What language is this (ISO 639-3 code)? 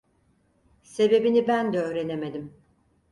tur